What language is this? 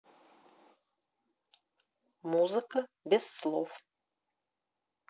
Russian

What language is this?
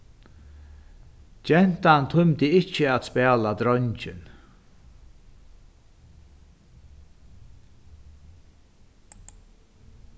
Faroese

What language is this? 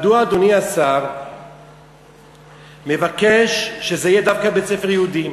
Hebrew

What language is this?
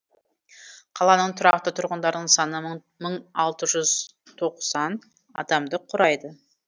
Kazakh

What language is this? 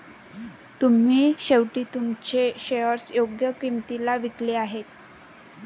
Marathi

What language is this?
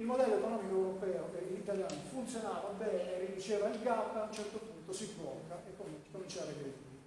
Italian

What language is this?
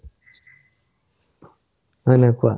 Assamese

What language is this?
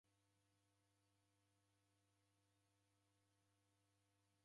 Taita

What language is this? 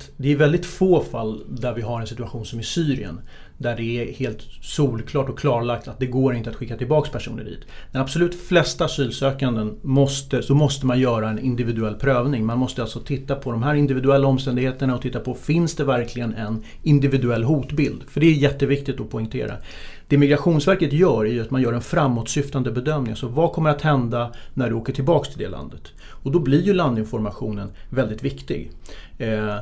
Swedish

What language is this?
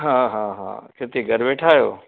Sindhi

